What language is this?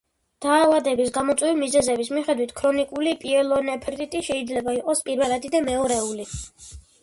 Georgian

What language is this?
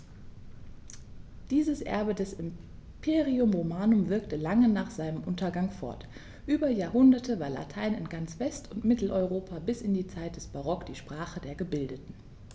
German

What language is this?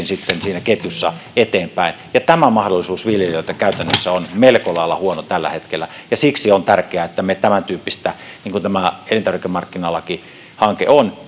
Finnish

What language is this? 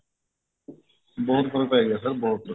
Punjabi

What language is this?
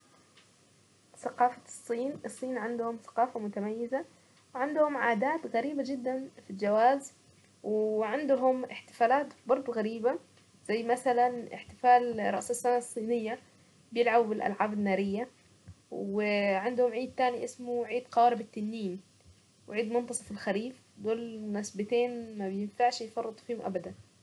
Saidi Arabic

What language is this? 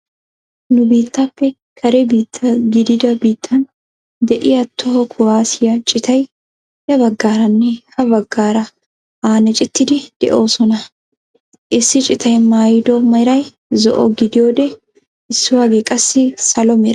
Wolaytta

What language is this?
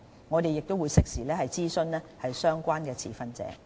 Cantonese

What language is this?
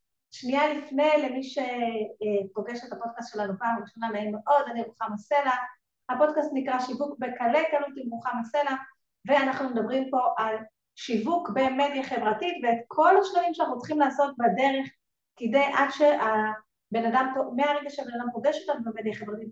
Hebrew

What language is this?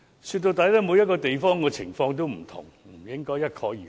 Cantonese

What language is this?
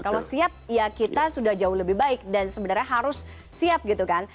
Indonesian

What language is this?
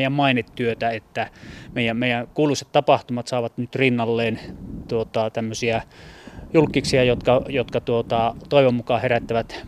Finnish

